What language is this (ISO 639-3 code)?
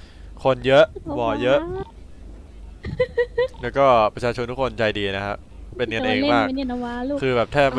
tha